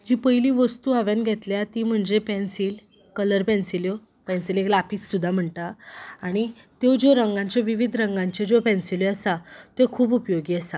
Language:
Konkani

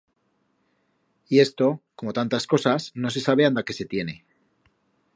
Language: Aragonese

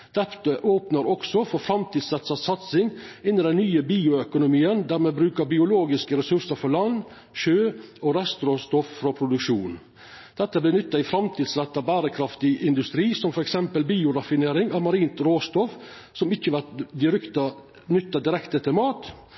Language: Norwegian Nynorsk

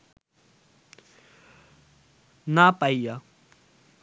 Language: Bangla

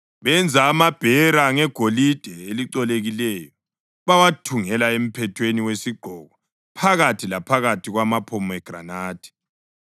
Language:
North Ndebele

